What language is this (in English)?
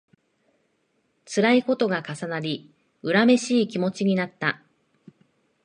Japanese